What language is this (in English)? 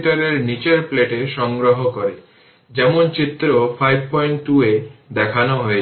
Bangla